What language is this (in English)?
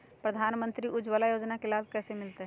Magahi